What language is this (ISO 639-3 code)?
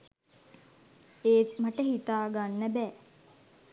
sin